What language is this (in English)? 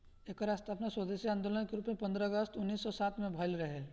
Bhojpuri